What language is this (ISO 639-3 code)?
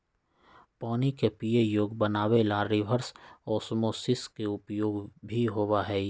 mag